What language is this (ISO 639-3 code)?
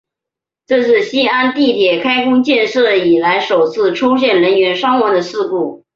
zho